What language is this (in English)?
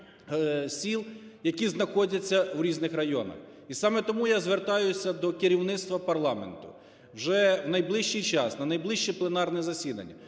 Ukrainian